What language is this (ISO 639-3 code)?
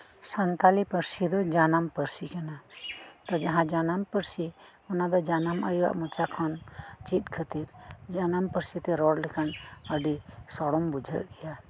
sat